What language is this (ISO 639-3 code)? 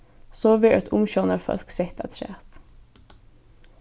fao